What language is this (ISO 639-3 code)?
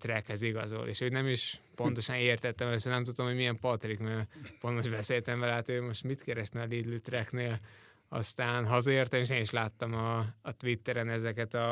hun